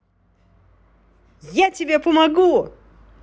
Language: Russian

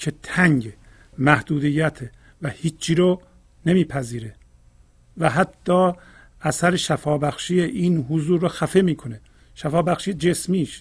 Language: Persian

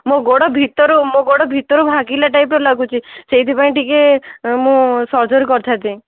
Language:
Odia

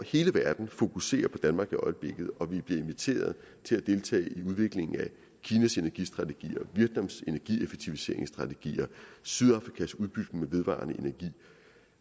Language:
Danish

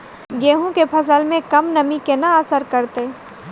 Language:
Maithili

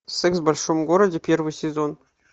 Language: Russian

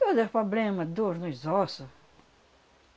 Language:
Portuguese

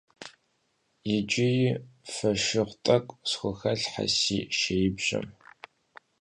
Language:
Kabardian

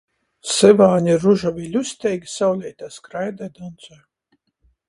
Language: Latgalian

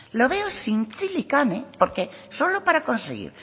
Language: Spanish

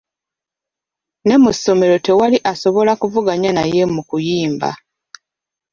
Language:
Ganda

